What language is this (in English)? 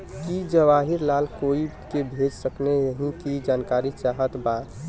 Bhojpuri